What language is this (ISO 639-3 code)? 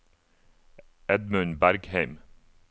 nor